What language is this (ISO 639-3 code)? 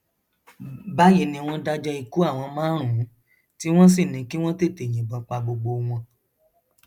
yor